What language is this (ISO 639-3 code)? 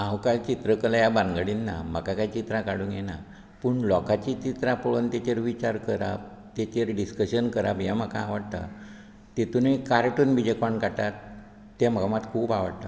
kok